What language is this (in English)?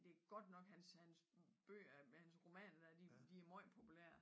Danish